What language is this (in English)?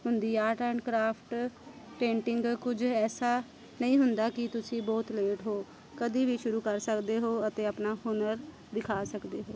Punjabi